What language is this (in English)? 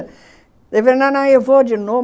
Portuguese